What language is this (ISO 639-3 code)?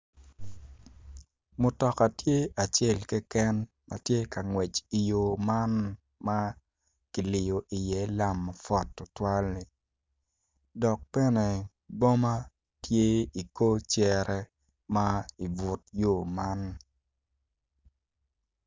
ach